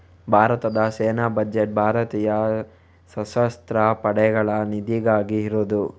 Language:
Kannada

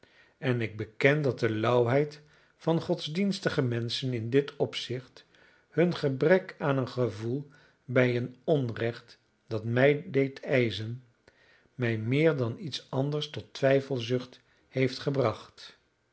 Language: Dutch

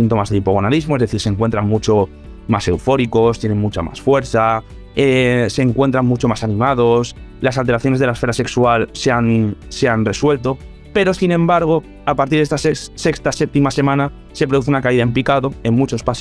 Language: Spanish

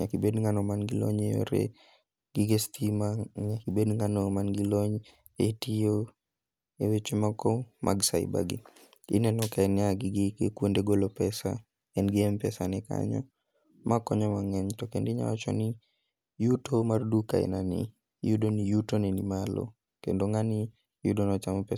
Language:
Luo (Kenya and Tanzania)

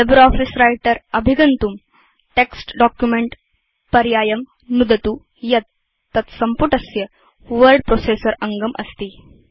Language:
Sanskrit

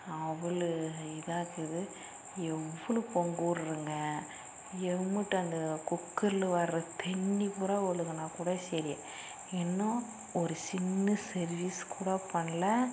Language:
Tamil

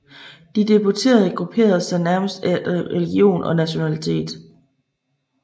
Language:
Danish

